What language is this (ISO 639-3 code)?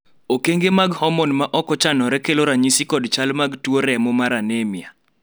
luo